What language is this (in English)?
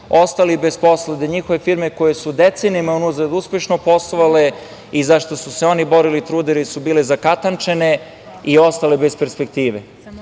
Serbian